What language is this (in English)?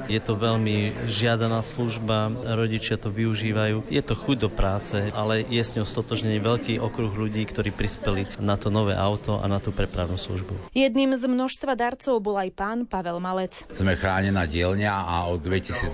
Slovak